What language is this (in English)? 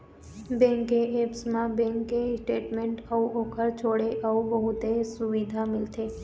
Chhattisgarhi